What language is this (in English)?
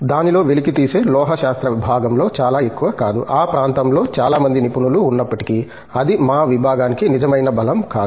Telugu